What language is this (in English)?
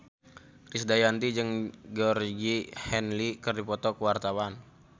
Sundanese